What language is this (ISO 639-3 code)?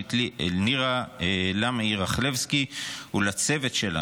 heb